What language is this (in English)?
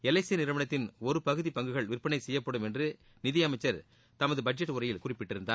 Tamil